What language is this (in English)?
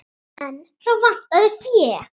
Icelandic